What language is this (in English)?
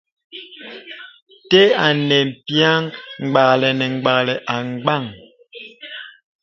Bebele